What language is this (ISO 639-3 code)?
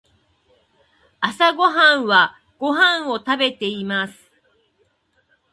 jpn